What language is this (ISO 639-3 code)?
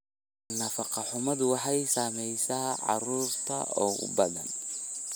som